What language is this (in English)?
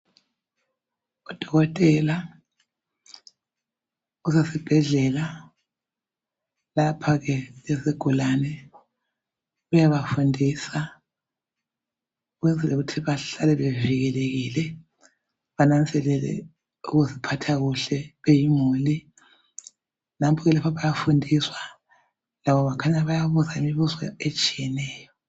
North Ndebele